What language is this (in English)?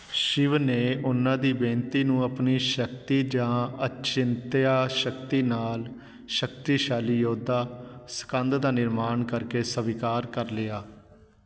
Punjabi